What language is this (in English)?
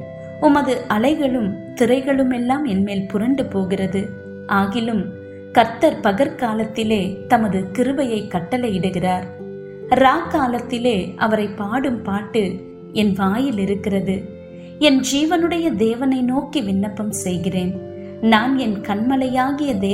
Tamil